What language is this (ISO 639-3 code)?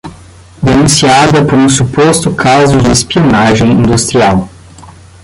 por